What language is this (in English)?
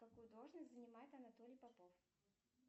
Russian